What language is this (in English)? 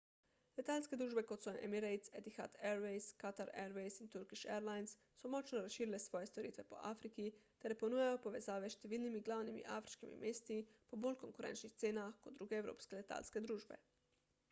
Slovenian